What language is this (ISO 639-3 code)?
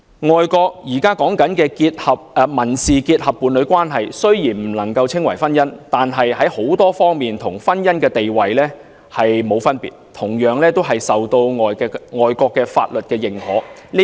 yue